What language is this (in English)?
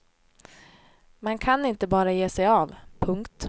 Swedish